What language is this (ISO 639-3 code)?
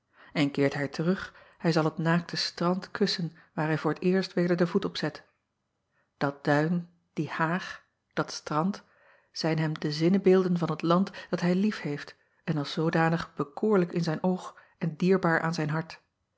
nld